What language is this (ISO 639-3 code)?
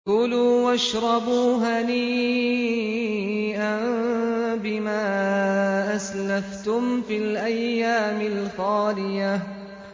ara